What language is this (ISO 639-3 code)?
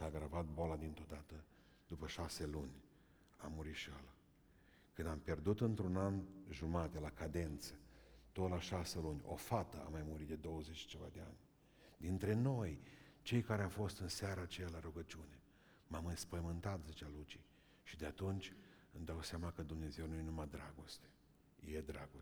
ron